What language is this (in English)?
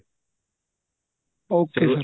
Punjabi